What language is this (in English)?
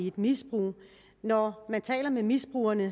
Danish